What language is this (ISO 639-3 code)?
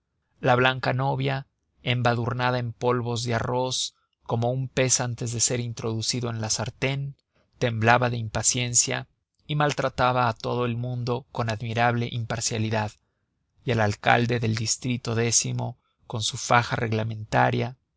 spa